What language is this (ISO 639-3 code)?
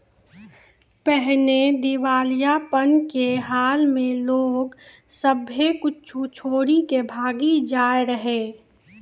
mai